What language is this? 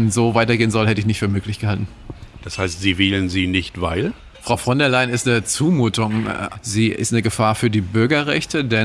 German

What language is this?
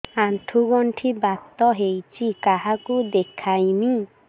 Odia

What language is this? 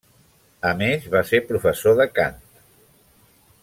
Catalan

